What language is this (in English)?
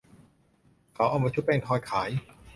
Thai